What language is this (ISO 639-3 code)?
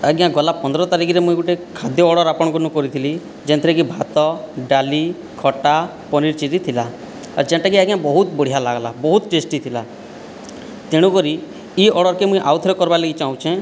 ori